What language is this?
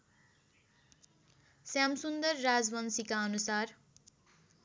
Nepali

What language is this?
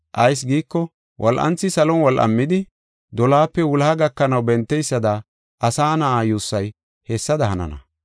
Gofa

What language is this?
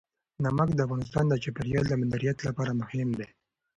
Pashto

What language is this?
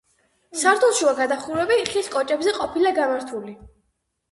Georgian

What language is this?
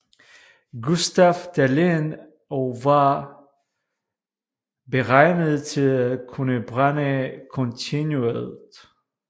Danish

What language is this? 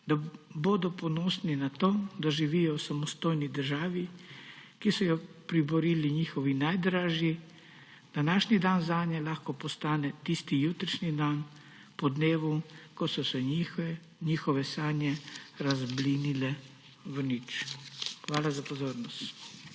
Slovenian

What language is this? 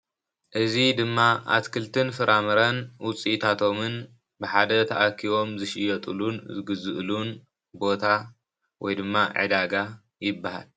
Tigrinya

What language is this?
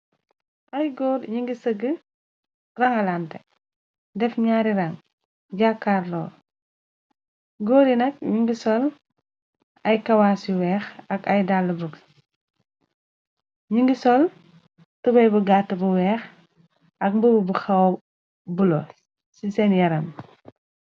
Wolof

